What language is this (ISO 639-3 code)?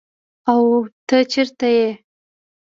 pus